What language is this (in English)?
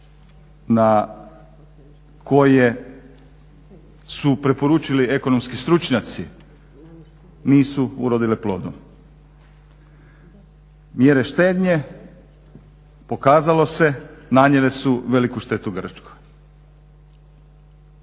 Croatian